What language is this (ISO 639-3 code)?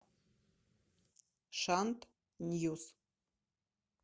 rus